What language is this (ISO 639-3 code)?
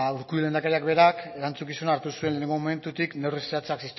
eus